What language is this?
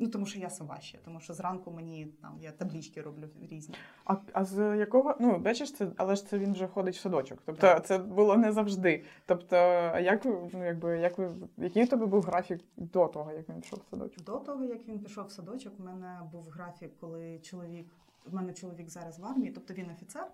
Ukrainian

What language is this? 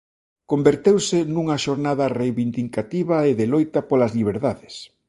Galician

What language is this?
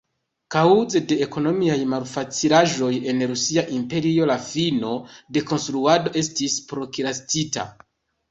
Esperanto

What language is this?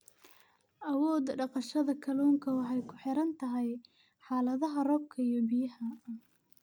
Somali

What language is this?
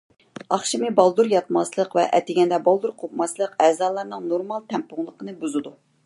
Uyghur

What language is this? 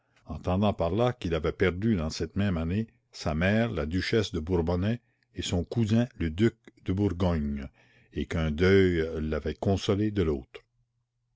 French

